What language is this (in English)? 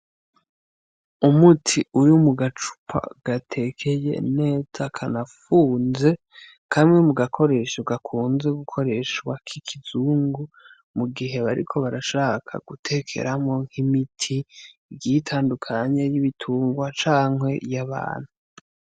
Rundi